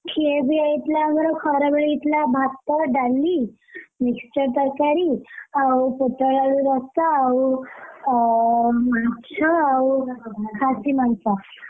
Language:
Odia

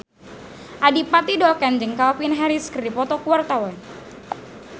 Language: Sundanese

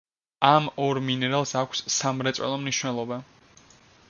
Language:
Georgian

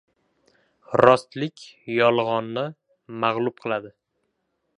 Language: Uzbek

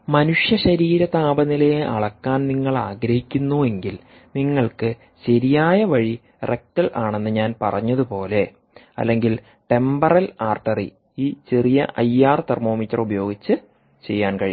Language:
Malayalam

